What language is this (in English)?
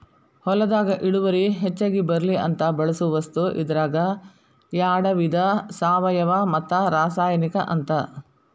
Kannada